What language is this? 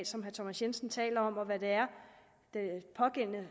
Danish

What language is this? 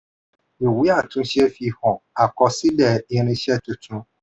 Yoruba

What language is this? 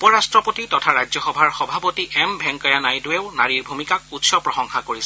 Assamese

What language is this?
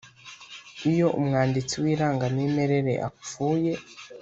Kinyarwanda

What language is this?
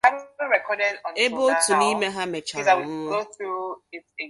Igbo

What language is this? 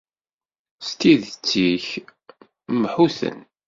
Kabyle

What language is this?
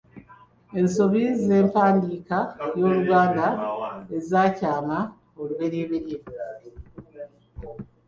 Ganda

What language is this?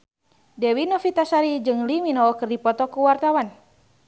Sundanese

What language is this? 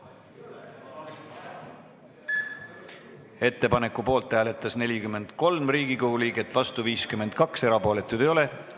Estonian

